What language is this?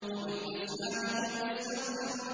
Arabic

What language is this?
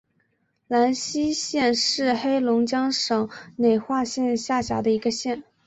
Chinese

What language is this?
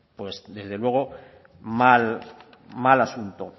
Spanish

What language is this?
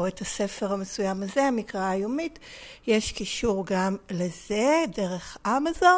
Hebrew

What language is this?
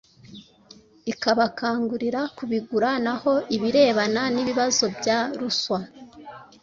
Kinyarwanda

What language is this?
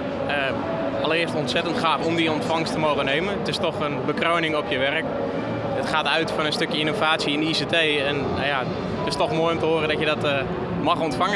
Dutch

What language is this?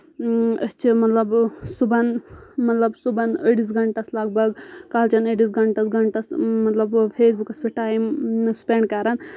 Kashmiri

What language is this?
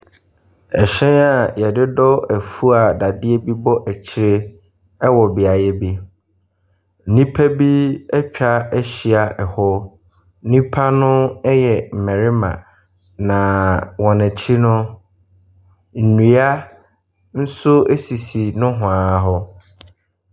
Akan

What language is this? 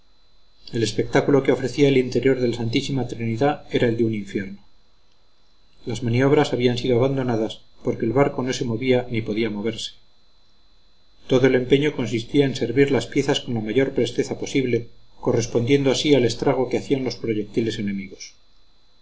Spanish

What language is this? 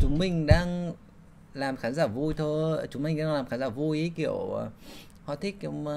Vietnamese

